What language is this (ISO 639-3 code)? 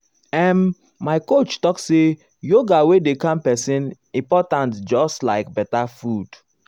pcm